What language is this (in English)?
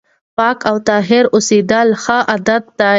Pashto